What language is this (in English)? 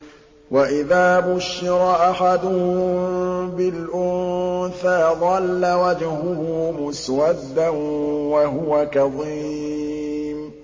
Arabic